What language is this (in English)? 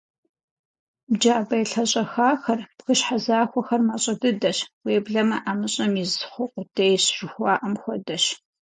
Kabardian